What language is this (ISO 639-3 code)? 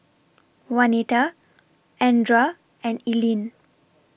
eng